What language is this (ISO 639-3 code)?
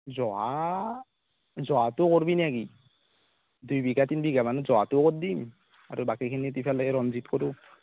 asm